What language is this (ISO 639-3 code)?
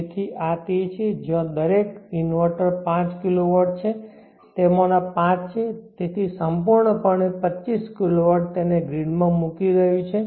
guj